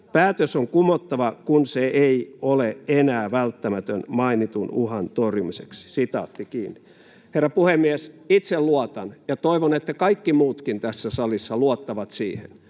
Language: Finnish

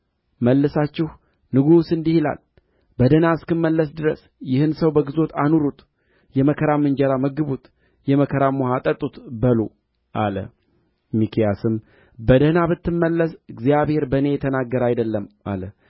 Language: Amharic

